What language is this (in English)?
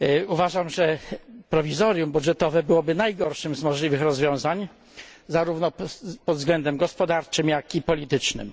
Polish